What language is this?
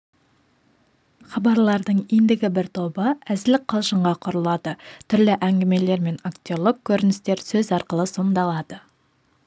Kazakh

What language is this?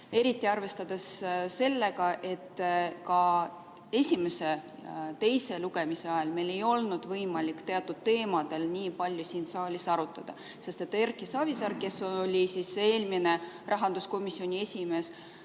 Estonian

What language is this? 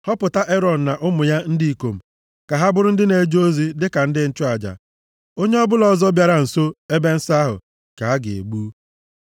Igbo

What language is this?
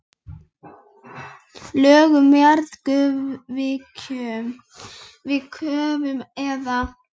Icelandic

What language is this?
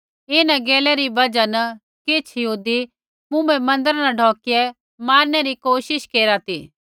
Kullu Pahari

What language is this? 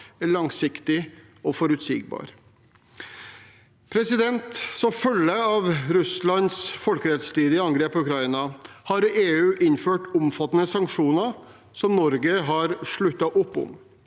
Norwegian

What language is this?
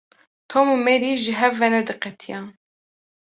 Kurdish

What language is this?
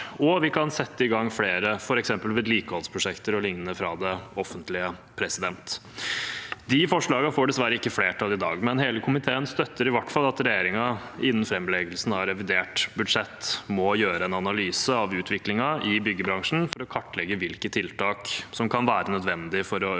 Norwegian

